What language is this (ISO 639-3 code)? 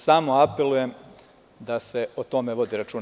srp